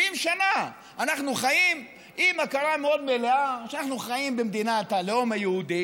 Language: Hebrew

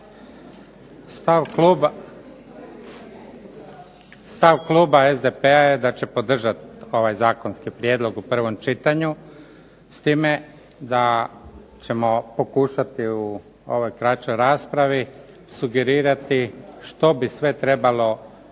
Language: Croatian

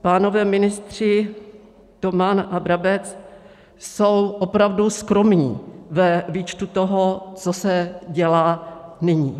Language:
Czech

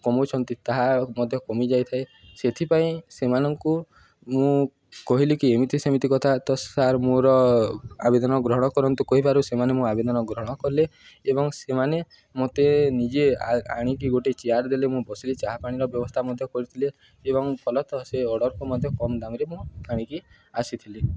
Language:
Odia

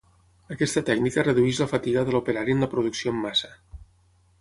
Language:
Catalan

